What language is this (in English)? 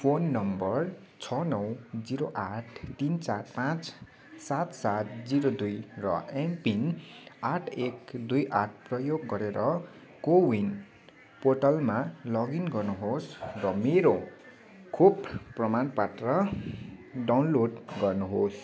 Nepali